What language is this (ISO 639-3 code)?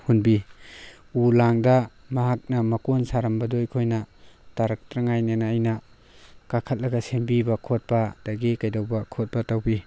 mni